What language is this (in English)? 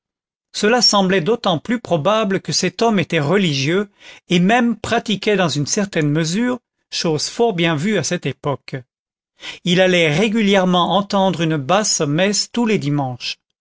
French